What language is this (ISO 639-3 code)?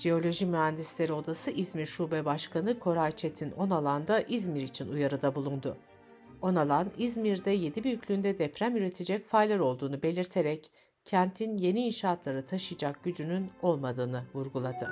tur